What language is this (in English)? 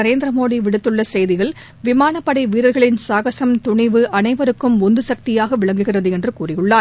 Tamil